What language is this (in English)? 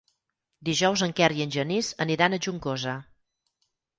Catalan